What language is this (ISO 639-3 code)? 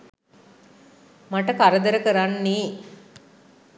sin